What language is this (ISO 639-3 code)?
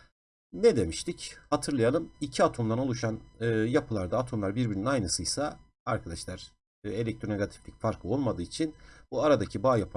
tur